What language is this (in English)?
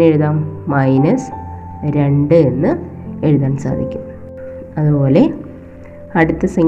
Malayalam